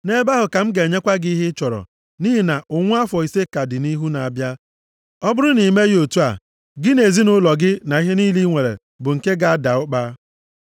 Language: Igbo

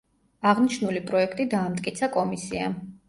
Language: Georgian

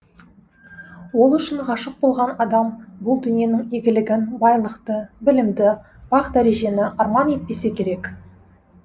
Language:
Kazakh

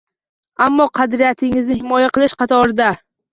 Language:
Uzbek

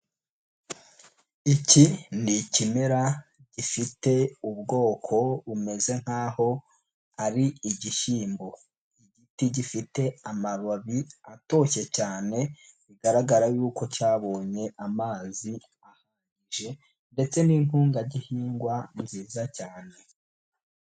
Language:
Kinyarwanda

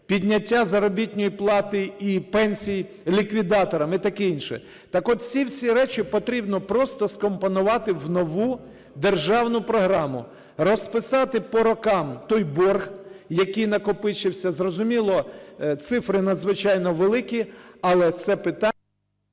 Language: Ukrainian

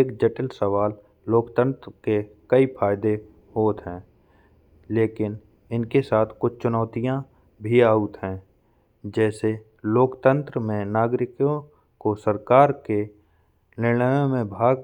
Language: Bundeli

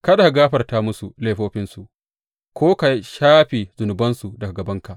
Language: Hausa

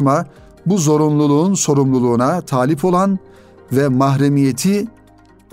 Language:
Turkish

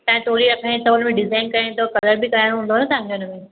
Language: Sindhi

